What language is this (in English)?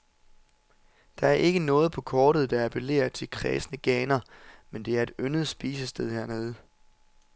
Danish